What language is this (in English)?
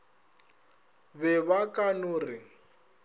Northern Sotho